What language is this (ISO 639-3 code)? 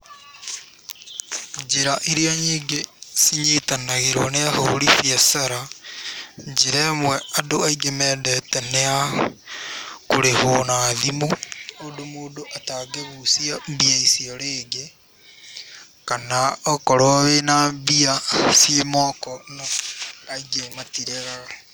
kik